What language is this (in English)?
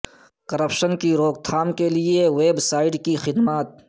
Urdu